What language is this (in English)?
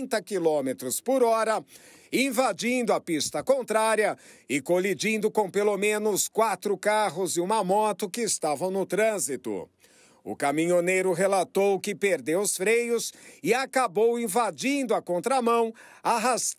Portuguese